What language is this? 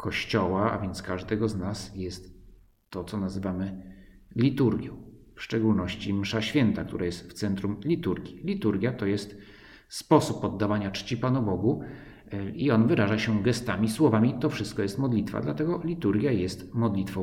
Polish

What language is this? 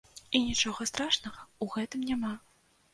Belarusian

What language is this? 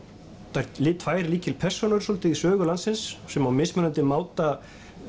Icelandic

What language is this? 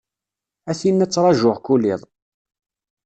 Kabyle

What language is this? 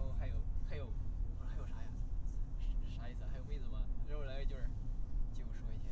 Chinese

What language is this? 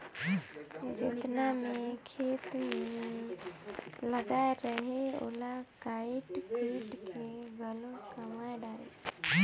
Chhattisgarhi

